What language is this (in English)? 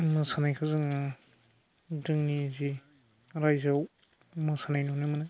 Bodo